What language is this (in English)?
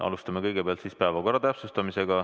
Estonian